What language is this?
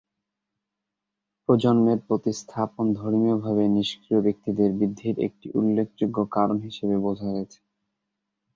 Bangla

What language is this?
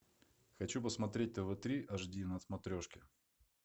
Russian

